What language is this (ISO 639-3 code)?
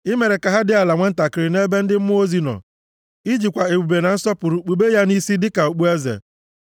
ibo